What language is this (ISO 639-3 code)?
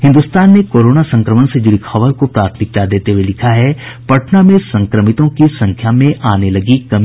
hin